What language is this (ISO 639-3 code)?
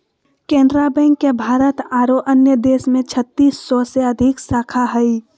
mag